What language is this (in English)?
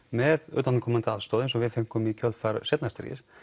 Icelandic